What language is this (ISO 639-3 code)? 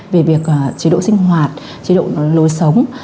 vie